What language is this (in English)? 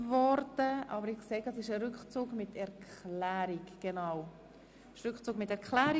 Swiss German